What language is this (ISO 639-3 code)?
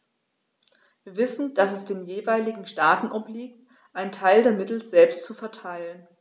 deu